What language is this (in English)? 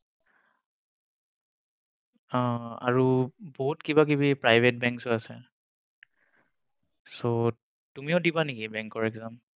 Assamese